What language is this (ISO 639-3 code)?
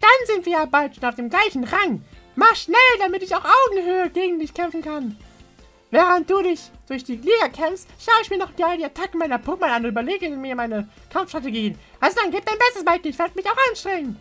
deu